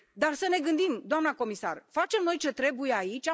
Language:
Romanian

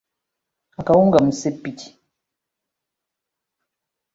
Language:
Ganda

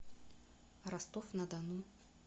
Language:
Russian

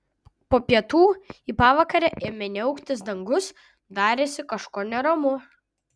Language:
Lithuanian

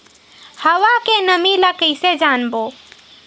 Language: Chhattisgarhi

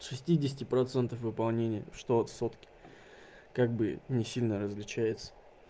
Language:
Russian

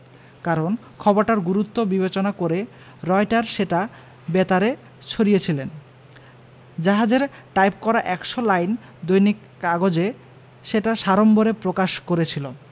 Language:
Bangla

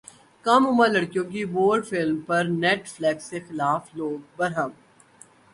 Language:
Urdu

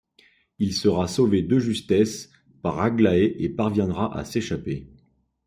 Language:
French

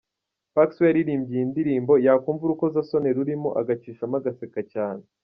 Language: Kinyarwanda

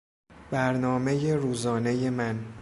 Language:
Persian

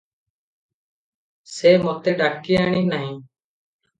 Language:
Odia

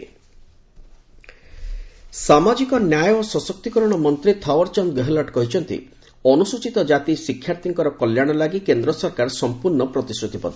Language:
Odia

